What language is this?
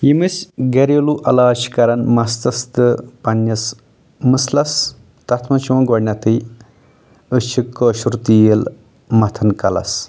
Kashmiri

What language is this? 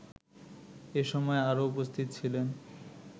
Bangla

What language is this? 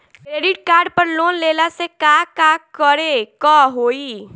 Bhojpuri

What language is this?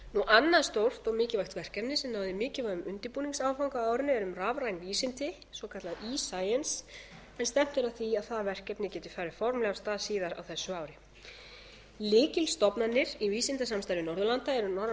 Icelandic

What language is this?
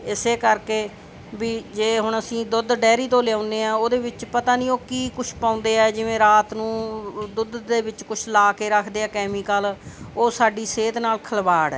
Punjabi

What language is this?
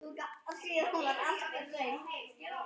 Icelandic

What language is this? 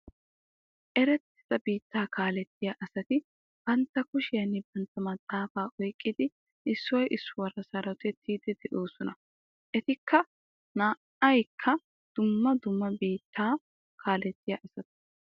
Wolaytta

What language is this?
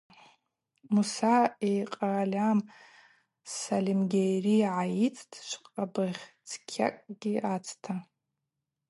Abaza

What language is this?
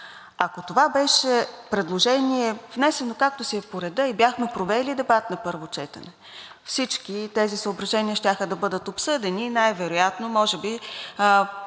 Bulgarian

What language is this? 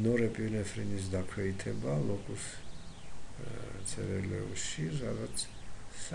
Greek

